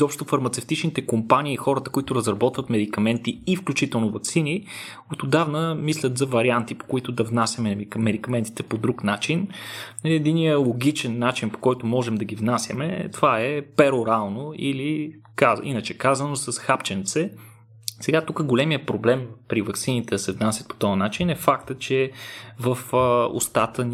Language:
Bulgarian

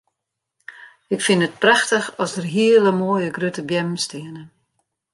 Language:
Western Frisian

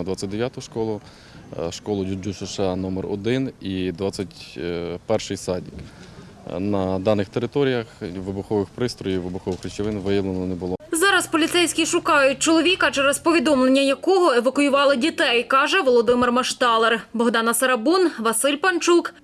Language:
Ukrainian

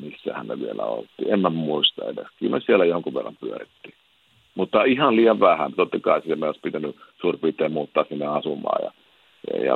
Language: Finnish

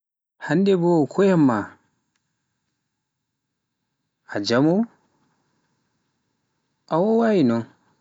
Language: Pular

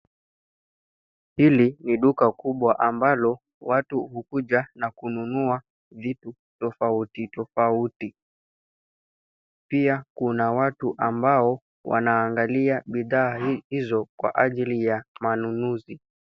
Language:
Swahili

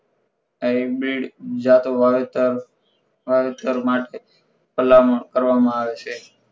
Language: Gujarati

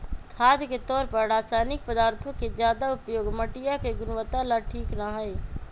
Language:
Magahi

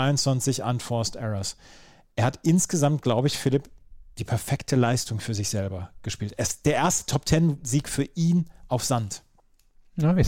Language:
German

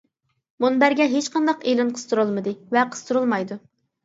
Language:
Uyghur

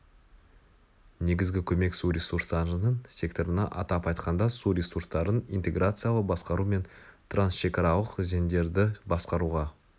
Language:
Kazakh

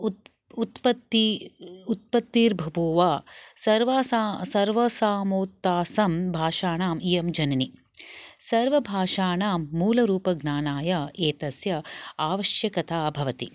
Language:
Sanskrit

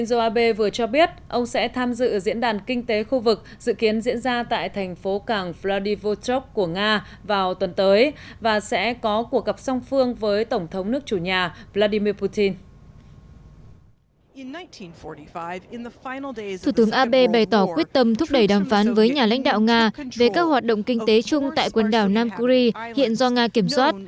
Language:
Vietnamese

